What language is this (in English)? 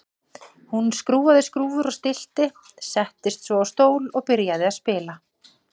Icelandic